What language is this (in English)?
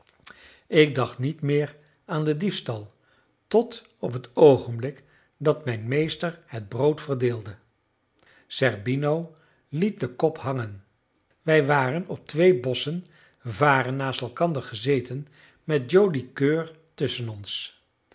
Dutch